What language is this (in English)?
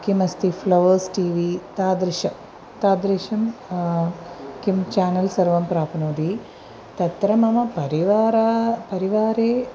Sanskrit